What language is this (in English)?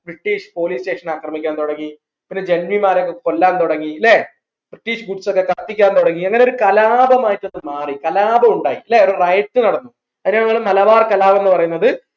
Malayalam